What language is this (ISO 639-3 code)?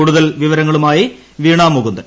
mal